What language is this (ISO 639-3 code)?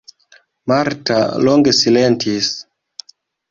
epo